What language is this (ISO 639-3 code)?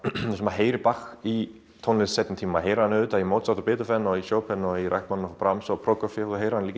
isl